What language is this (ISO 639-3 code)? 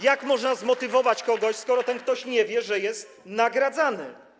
pol